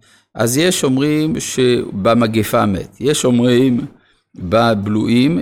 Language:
Hebrew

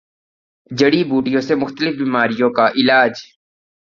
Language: Urdu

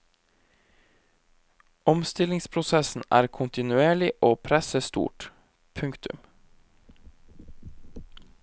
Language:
Norwegian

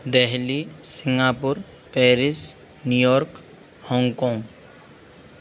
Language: Sanskrit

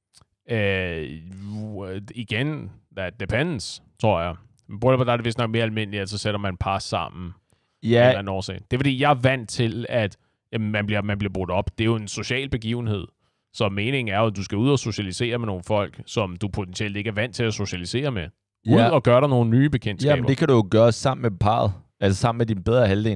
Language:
Danish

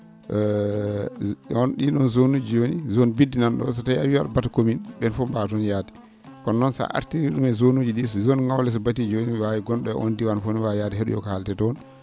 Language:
Fula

